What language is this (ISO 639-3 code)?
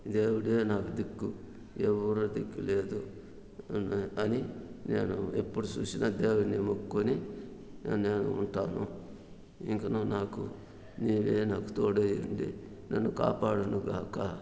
tel